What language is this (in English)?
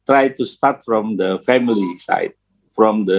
Indonesian